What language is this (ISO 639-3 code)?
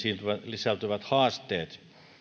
fin